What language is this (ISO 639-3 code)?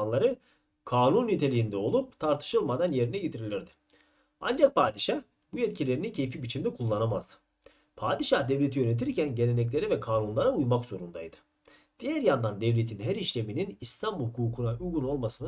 tur